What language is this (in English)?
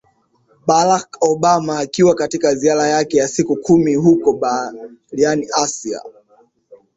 Swahili